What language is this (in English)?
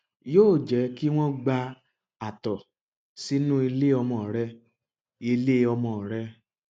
Yoruba